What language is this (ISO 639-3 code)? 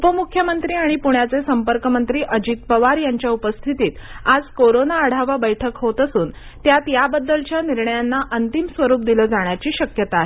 mar